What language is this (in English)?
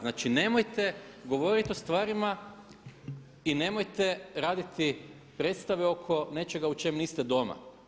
Croatian